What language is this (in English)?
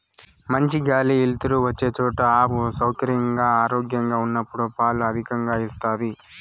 Telugu